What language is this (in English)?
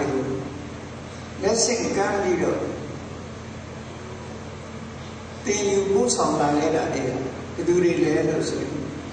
Arabic